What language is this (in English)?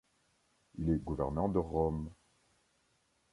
French